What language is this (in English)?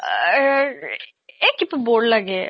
Assamese